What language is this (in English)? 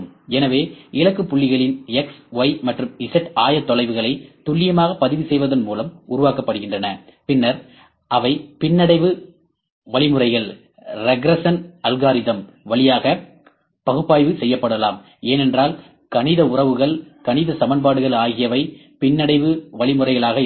Tamil